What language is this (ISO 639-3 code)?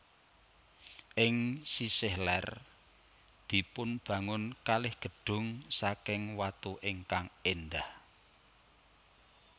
jav